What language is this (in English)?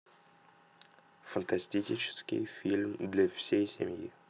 Russian